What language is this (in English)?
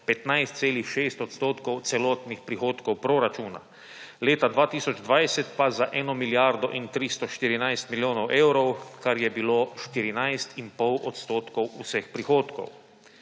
Slovenian